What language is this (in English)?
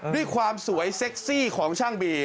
Thai